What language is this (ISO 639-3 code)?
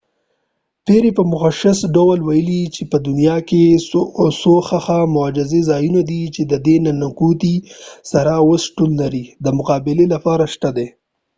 pus